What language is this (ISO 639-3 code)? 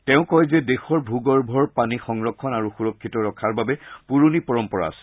asm